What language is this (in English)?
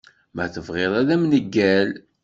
Kabyle